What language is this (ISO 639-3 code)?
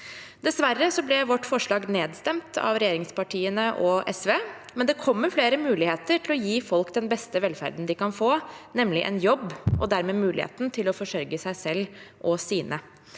nor